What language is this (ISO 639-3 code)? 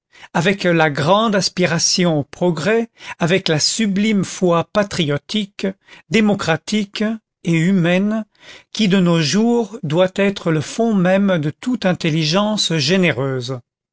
fra